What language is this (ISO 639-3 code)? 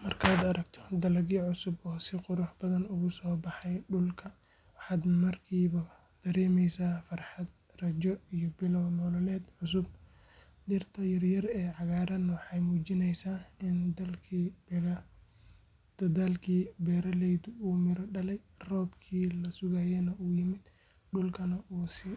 som